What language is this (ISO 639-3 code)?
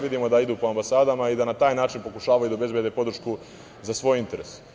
srp